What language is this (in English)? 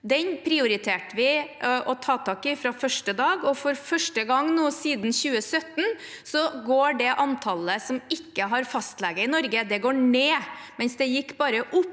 Norwegian